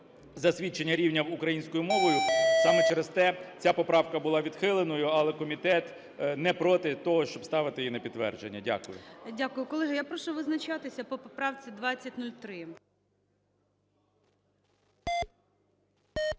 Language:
Ukrainian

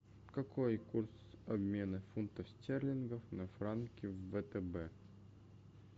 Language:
Russian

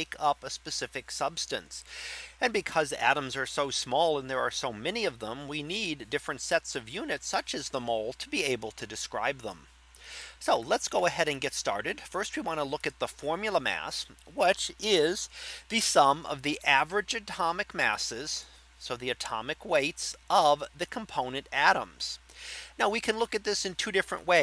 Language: English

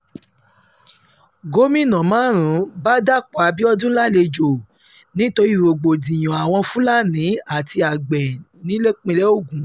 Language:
Yoruba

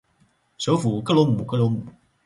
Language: Chinese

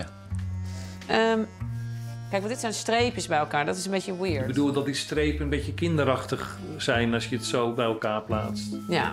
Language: Dutch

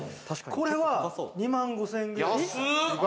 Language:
Japanese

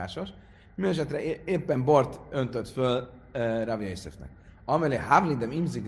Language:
Hungarian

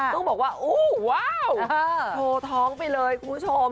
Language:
Thai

